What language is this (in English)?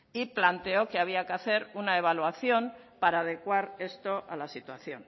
Spanish